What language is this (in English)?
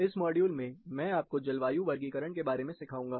Hindi